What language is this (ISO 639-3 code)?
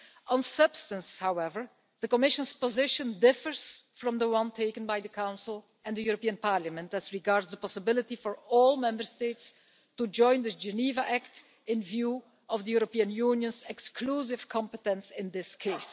eng